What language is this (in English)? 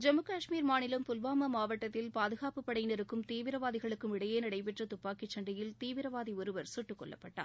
Tamil